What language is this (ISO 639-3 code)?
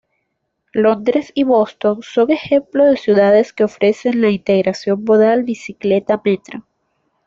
spa